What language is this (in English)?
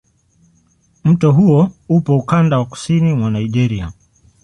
Swahili